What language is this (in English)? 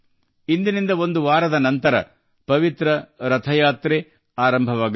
Kannada